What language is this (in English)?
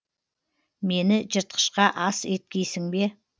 Kazakh